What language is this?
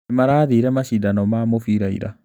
Kikuyu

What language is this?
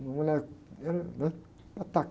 Portuguese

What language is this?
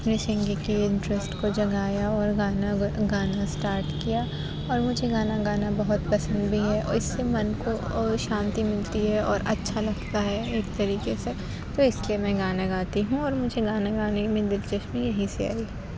Urdu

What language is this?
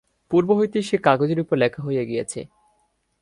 Bangla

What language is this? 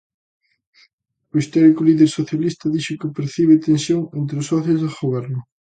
Galician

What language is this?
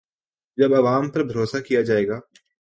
Urdu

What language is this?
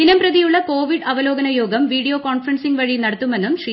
Malayalam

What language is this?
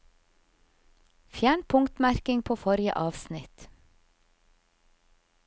Norwegian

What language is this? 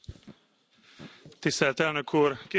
Hungarian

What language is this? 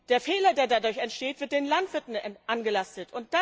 German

